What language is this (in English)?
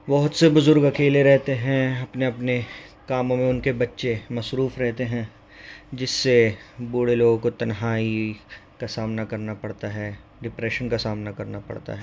Urdu